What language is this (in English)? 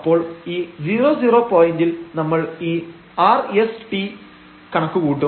Malayalam